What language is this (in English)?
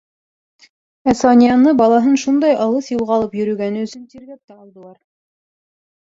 Bashkir